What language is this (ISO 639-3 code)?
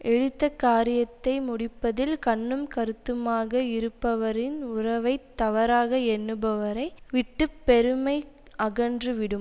tam